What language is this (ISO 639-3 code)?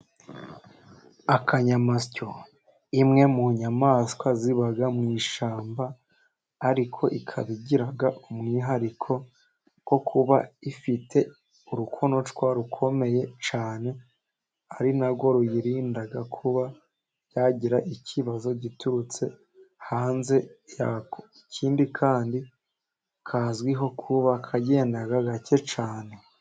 kin